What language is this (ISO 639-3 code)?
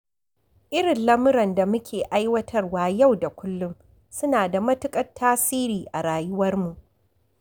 hau